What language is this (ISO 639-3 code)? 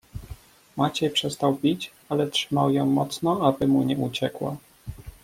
pol